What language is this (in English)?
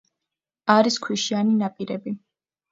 Georgian